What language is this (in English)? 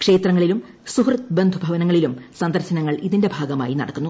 Malayalam